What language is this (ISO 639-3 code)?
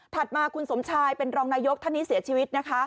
tha